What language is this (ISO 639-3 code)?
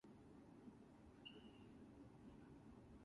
eng